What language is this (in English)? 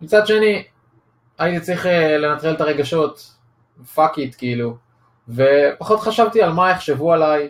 Hebrew